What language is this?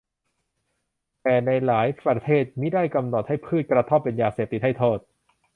Thai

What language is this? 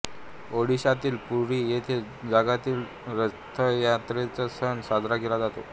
Marathi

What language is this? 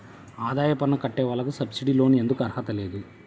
Telugu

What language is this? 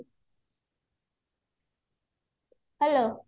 Odia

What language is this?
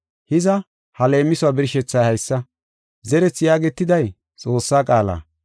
Gofa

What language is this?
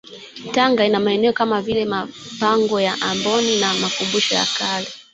Swahili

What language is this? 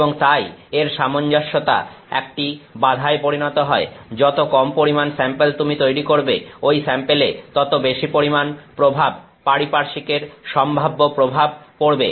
Bangla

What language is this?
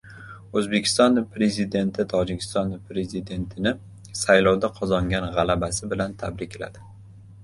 Uzbek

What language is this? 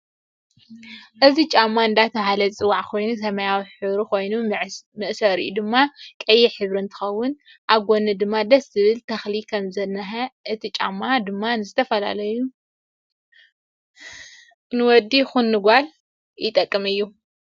Tigrinya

